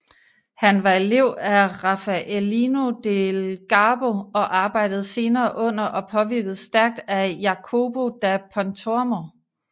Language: Danish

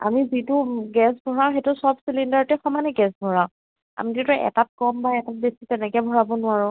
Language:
Assamese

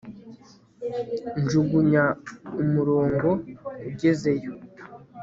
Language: Kinyarwanda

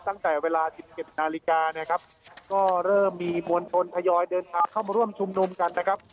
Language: Thai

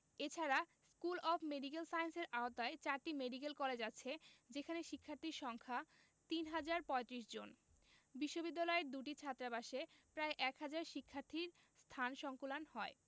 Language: Bangla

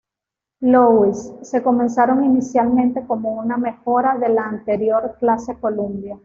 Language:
Spanish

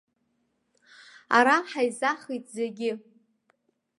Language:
Abkhazian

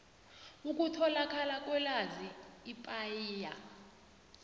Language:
South Ndebele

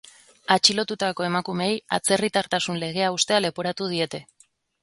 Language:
Basque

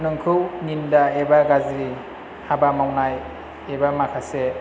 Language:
Bodo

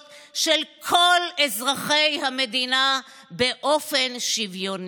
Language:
Hebrew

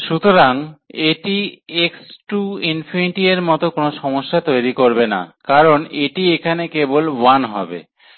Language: Bangla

